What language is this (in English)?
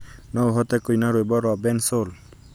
Kikuyu